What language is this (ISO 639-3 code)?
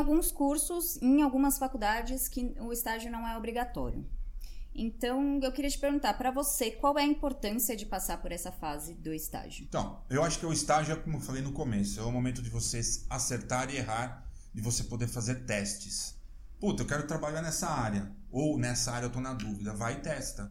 por